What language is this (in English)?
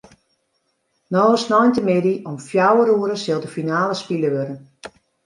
Western Frisian